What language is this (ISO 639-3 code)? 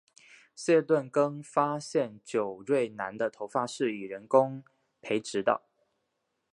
zho